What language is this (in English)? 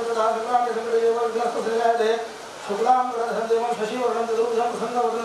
Hindi